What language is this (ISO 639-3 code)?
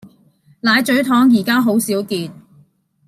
yue